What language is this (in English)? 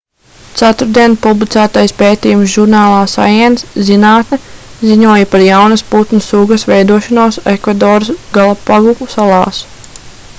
Latvian